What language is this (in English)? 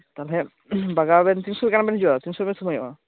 Santali